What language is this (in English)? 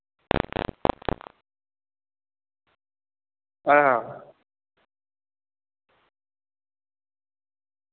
Dogri